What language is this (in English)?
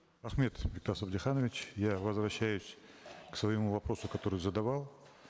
Kazakh